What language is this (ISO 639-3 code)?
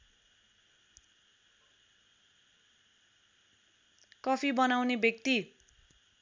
nep